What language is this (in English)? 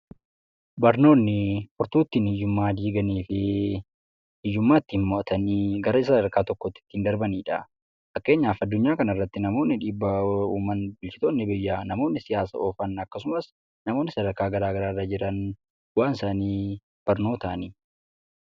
Oromo